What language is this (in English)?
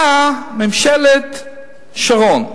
Hebrew